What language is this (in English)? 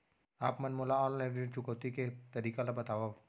Chhattisgarhi